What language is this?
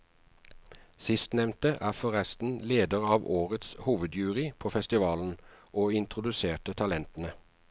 Norwegian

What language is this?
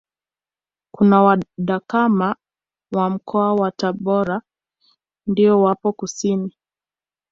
Swahili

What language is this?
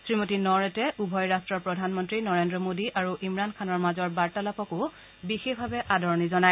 Assamese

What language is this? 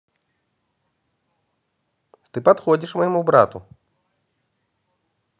Russian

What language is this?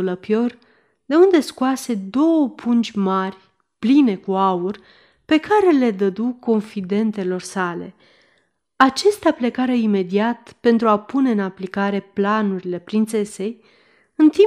Romanian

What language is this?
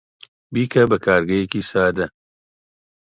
Central Kurdish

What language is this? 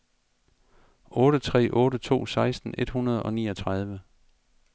Danish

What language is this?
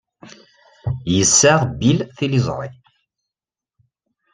Kabyle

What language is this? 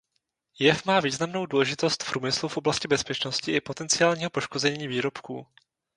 Czech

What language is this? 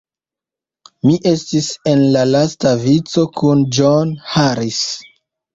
Esperanto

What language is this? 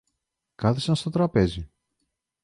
Greek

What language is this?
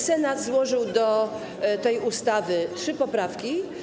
Polish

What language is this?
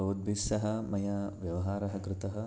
Sanskrit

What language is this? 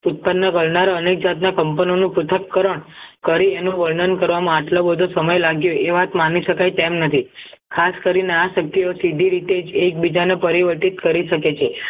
Gujarati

